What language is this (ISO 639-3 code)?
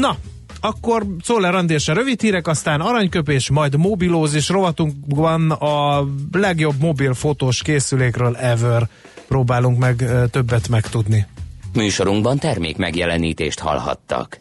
hun